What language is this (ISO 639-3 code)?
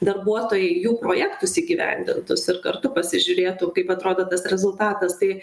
lit